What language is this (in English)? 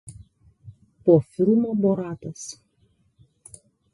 Lithuanian